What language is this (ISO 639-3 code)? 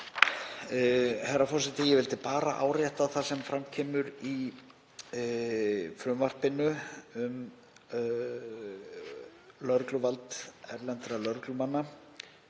isl